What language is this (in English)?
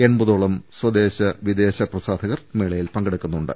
Malayalam